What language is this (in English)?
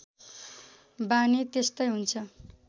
Nepali